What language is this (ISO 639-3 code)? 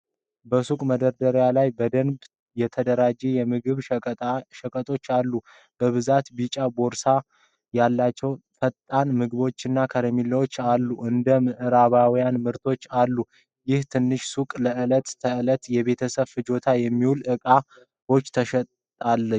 amh